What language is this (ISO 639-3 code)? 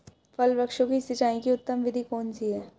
hin